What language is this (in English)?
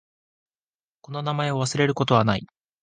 Japanese